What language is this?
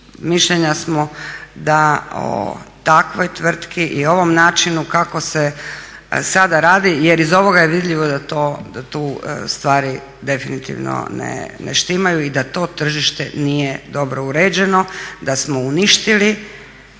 Croatian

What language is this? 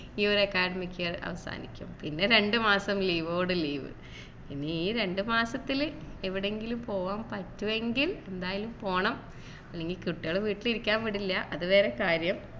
Malayalam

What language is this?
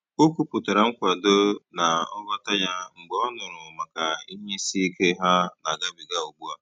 Igbo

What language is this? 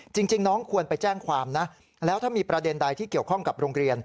Thai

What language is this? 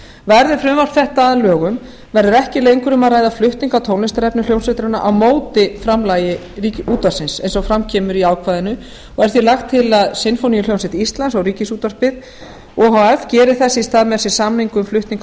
Icelandic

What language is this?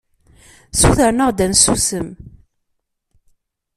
Kabyle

